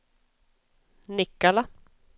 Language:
Swedish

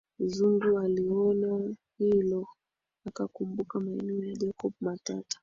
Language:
Swahili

